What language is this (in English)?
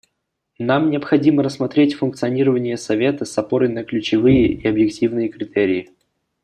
Russian